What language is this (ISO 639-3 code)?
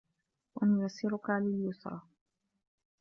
ara